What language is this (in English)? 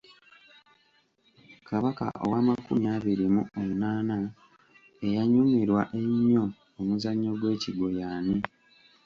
Ganda